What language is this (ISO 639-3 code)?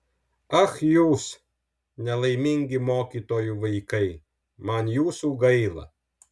lit